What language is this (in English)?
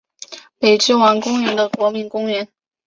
Chinese